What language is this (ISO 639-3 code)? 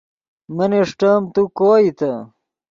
ydg